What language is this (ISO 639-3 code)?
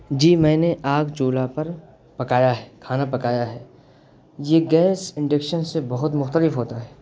urd